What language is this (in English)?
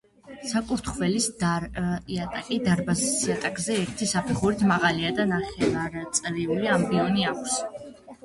Georgian